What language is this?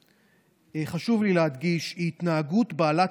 Hebrew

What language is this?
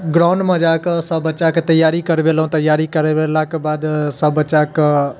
Maithili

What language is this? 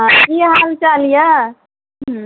Maithili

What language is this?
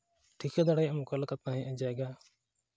Santali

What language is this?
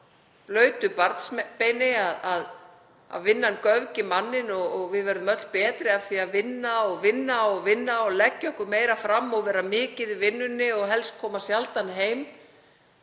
Icelandic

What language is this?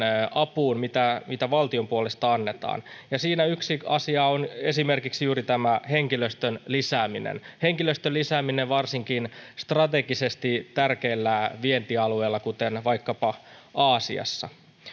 Finnish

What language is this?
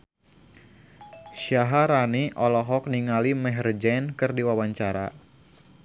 Sundanese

